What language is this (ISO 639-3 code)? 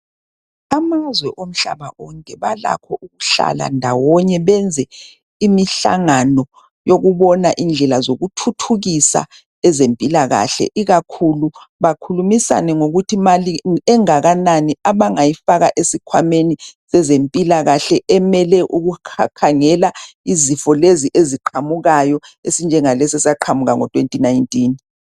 nde